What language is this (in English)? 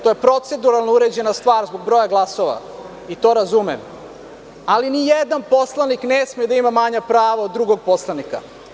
Serbian